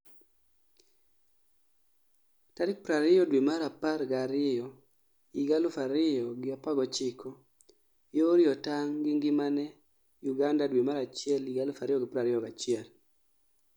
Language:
Luo (Kenya and Tanzania)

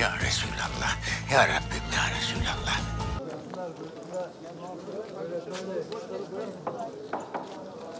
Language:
Turkish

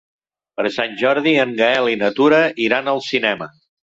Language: Catalan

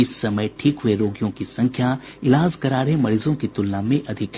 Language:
Hindi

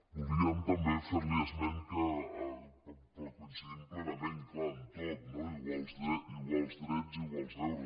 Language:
Catalan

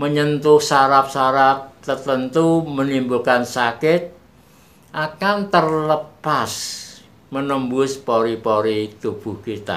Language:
Indonesian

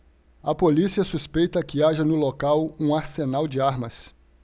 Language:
Portuguese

